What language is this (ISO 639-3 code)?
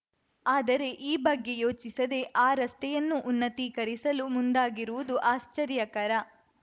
kan